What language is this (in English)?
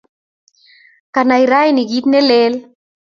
Kalenjin